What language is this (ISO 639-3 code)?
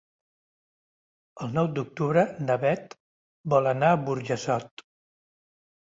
cat